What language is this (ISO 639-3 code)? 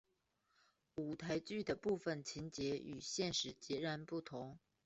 zho